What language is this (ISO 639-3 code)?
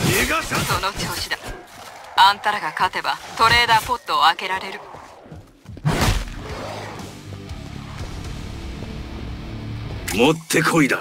jpn